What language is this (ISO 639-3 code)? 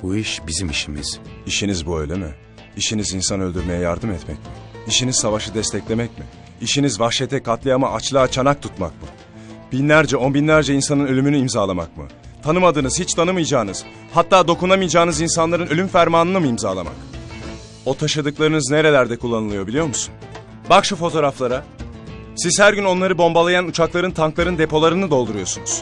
tur